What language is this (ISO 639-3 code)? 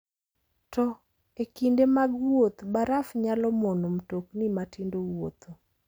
luo